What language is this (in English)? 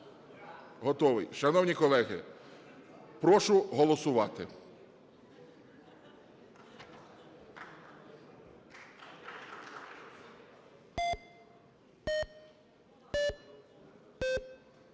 Ukrainian